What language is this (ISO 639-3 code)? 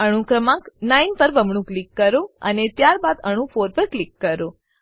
guj